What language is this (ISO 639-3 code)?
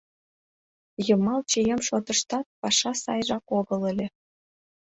chm